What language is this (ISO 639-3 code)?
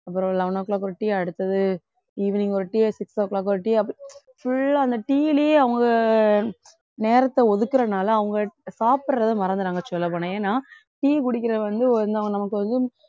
tam